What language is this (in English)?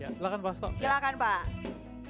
Indonesian